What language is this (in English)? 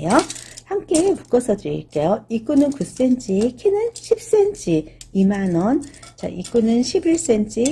Korean